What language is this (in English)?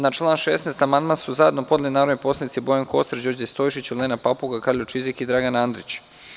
Serbian